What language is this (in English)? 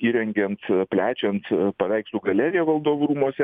Lithuanian